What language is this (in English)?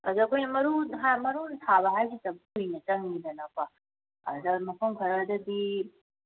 Manipuri